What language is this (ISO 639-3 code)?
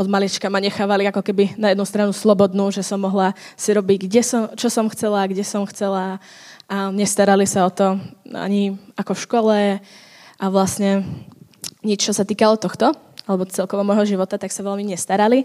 ces